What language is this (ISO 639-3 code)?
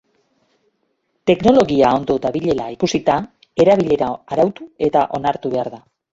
eus